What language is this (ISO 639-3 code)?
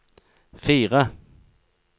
nor